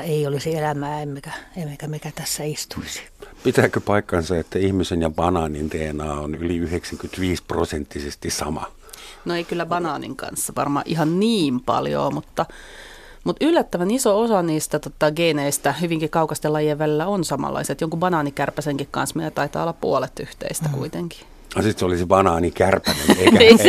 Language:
Finnish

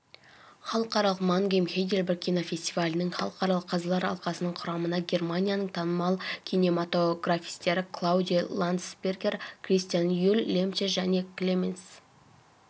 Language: Kazakh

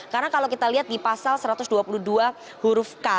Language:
Indonesian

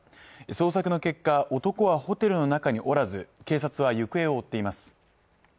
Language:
Japanese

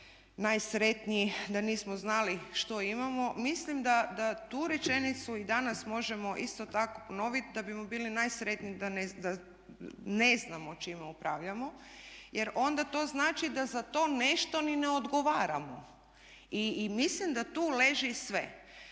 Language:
Croatian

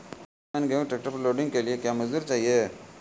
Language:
Maithili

